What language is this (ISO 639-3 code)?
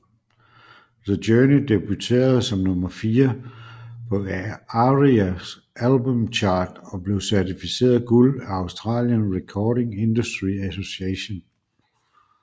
dan